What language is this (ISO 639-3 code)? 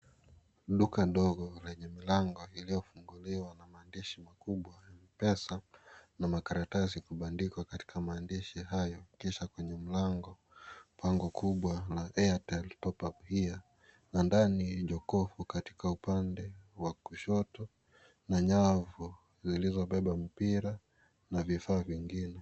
swa